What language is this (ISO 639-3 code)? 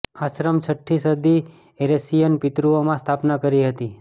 guj